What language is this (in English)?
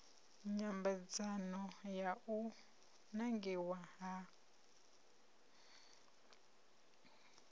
Venda